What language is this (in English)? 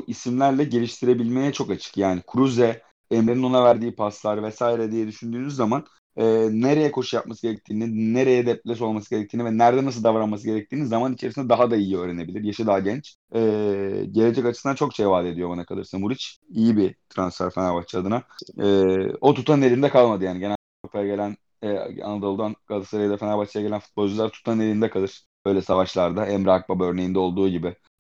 Turkish